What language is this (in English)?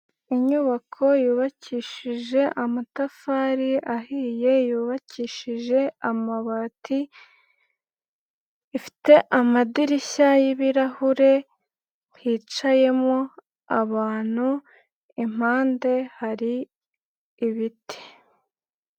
Kinyarwanda